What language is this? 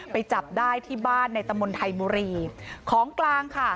Thai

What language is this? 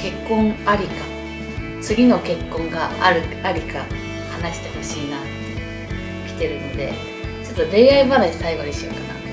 Japanese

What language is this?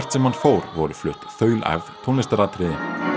Icelandic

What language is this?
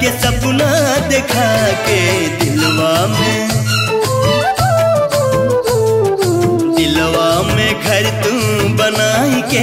Hindi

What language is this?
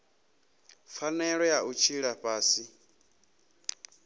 Venda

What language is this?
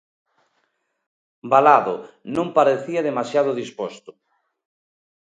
Galician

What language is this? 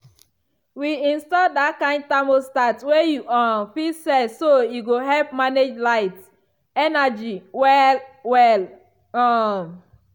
Nigerian Pidgin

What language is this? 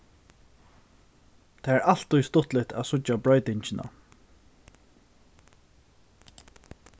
Faroese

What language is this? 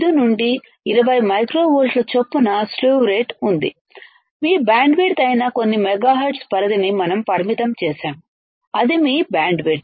Telugu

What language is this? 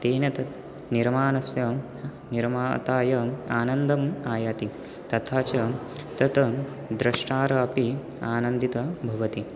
Sanskrit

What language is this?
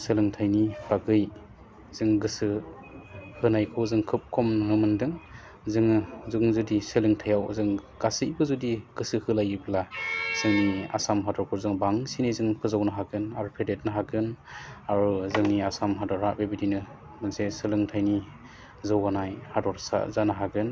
Bodo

